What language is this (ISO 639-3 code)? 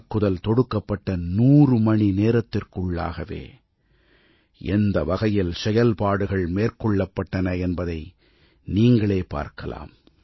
tam